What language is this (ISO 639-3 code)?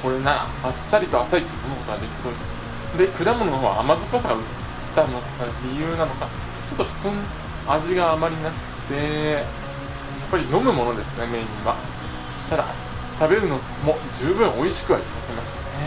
jpn